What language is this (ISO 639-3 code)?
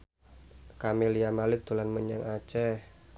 jav